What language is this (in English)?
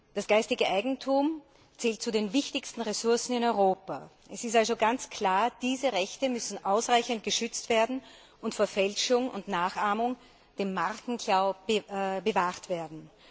German